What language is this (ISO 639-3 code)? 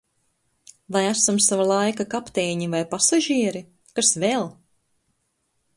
lav